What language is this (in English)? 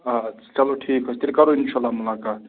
Kashmiri